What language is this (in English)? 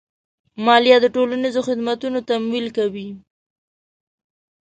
Pashto